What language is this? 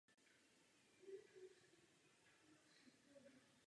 Czech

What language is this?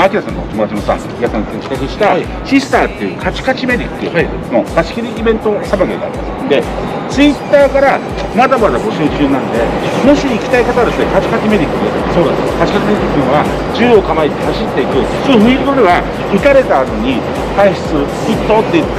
Japanese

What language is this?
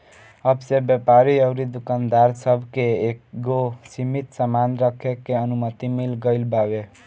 Bhojpuri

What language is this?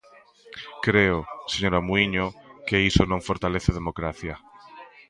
Galician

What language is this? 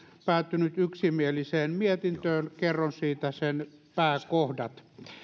Finnish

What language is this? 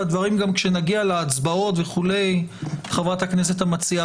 Hebrew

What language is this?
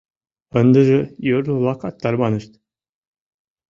Mari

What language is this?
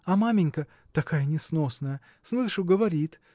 Russian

